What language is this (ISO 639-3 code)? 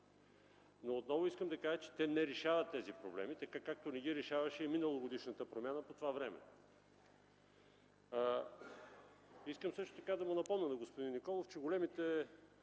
bul